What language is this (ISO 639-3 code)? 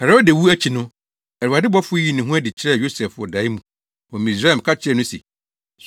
aka